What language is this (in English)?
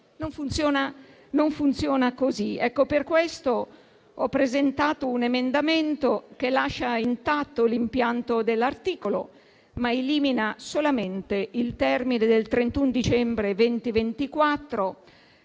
Italian